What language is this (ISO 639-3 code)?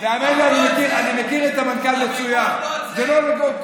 heb